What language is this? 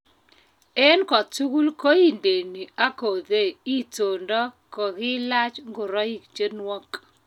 Kalenjin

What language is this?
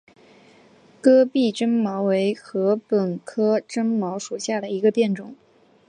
Chinese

